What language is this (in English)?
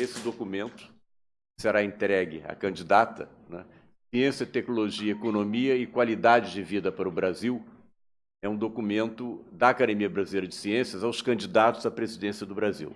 Portuguese